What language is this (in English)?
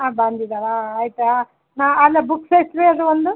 Kannada